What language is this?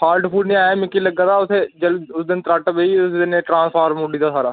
Dogri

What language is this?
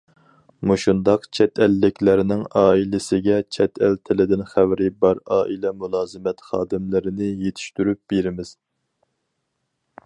Uyghur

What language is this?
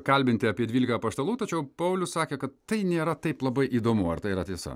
Lithuanian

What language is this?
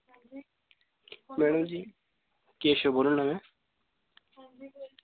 Dogri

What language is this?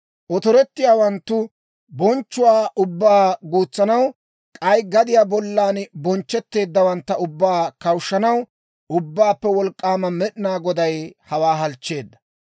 Dawro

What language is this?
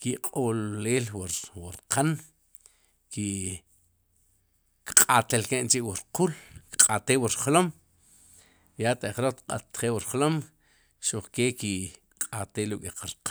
Sipacapense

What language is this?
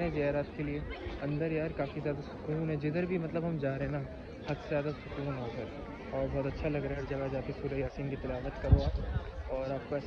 Hindi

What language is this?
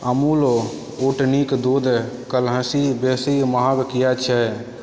Maithili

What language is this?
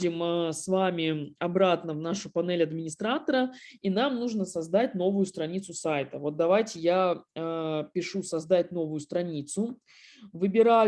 Russian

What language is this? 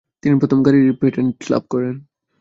Bangla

